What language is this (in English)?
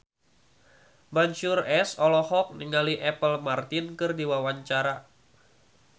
Sundanese